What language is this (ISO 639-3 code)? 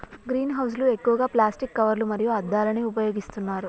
tel